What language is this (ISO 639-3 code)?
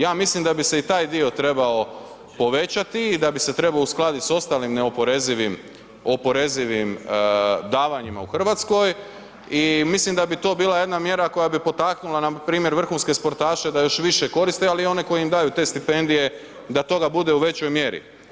hrv